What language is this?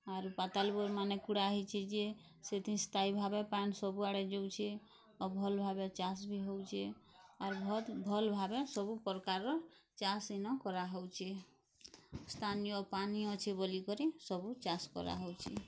Odia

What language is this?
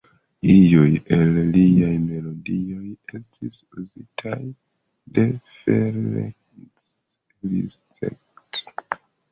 Esperanto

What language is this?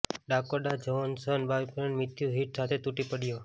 Gujarati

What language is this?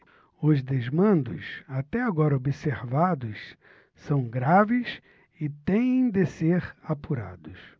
Portuguese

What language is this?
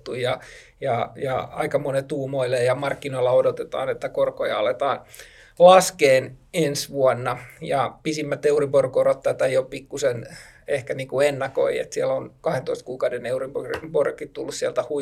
Finnish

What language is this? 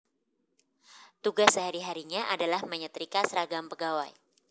Javanese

